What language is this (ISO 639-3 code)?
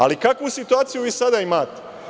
srp